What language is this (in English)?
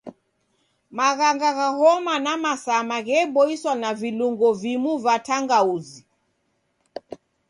Taita